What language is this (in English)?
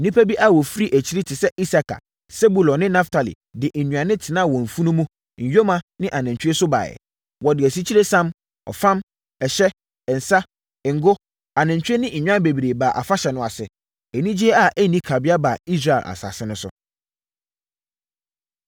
Akan